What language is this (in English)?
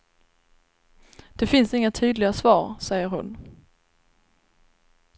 Swedish